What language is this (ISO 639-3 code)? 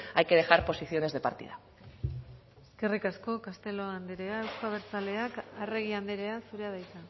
eus